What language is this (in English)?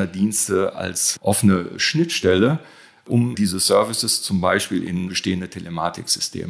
German